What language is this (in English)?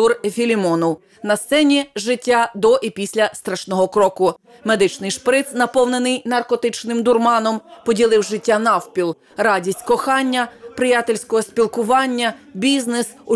Ukrainian